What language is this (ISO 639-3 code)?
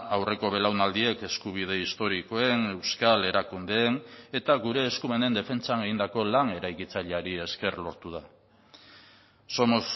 eus